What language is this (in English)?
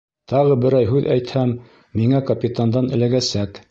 Bashkir